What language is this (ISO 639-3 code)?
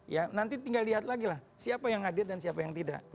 ind